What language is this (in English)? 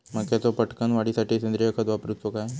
Marathi